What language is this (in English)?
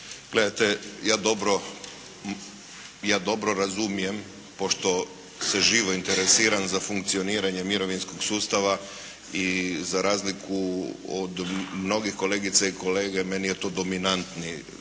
Croatian